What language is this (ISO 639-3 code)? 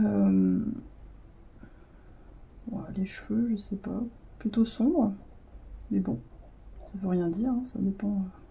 fra